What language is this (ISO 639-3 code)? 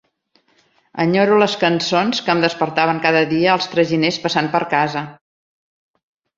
cat